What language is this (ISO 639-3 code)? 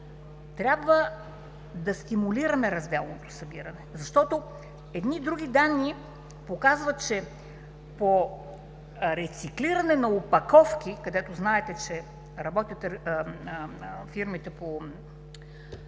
bul